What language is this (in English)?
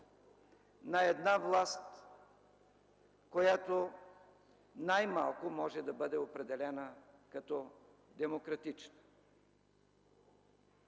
Bulgarian